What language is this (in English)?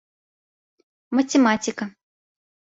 Bashkir